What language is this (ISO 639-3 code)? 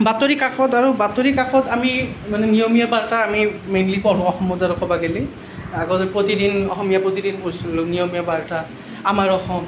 asm